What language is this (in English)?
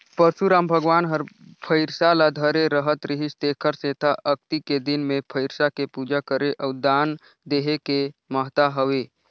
Chhattisgarhi